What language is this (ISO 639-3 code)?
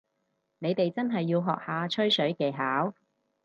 yue